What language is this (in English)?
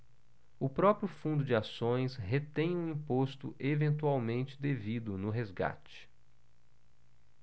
Portuguese